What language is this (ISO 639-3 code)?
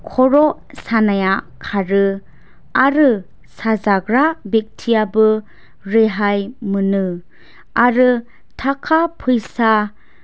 brx